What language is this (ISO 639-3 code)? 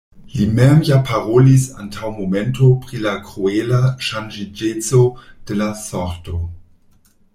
epo